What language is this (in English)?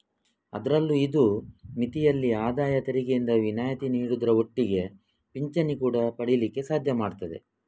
Kannada